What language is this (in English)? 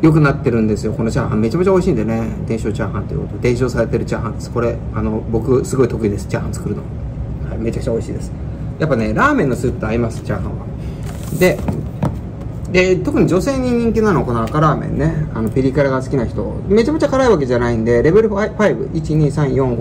Japanese